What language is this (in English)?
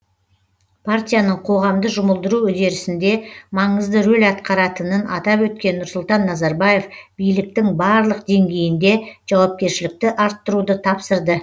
Kazakh